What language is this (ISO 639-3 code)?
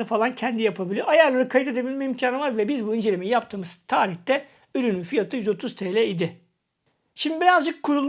tur